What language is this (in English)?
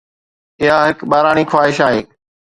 Sindhi